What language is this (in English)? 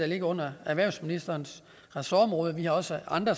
Danish